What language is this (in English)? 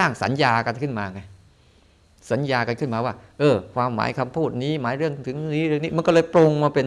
Thai